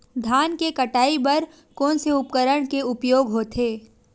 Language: Chhattisgarhi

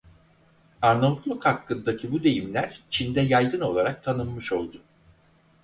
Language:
Turkish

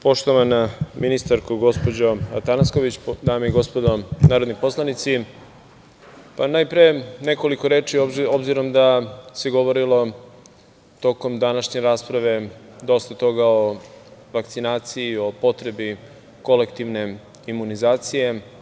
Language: Serbian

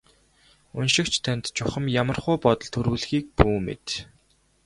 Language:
Mongolian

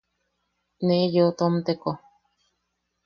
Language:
Yaqui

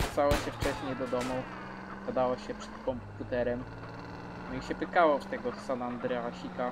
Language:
Polish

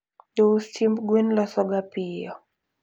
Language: Luo (Kenya and Tanzania)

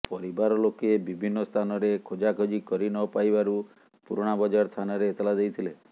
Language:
Odia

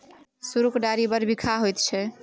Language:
Maithili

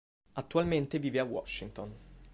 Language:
Italian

